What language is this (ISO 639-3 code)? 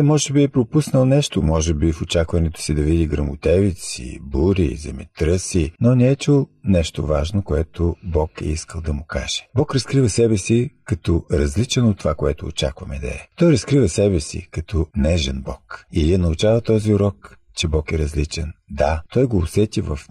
bul